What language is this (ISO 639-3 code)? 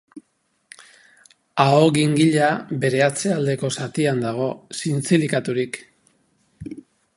eus